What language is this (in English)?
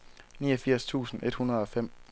Danish